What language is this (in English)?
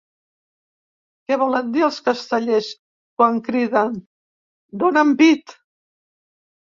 Catalan